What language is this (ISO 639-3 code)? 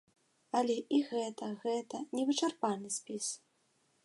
bel